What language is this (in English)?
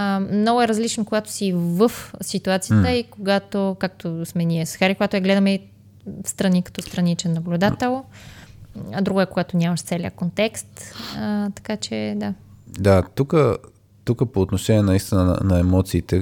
Bulgarian